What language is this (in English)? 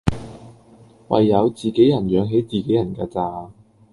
Cantonese